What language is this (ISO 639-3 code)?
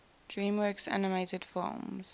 eng